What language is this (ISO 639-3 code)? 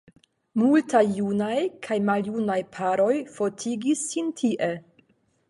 epo